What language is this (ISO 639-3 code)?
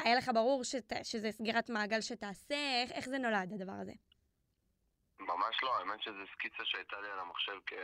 heb